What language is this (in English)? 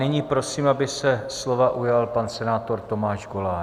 Czech